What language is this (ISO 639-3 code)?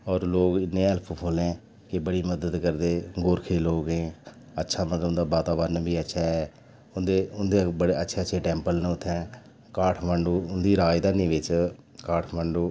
doi